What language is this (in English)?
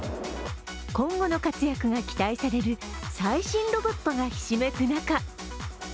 Japanese